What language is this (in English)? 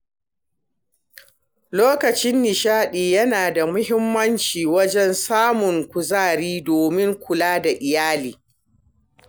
Hausa